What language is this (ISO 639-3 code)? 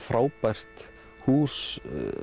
isl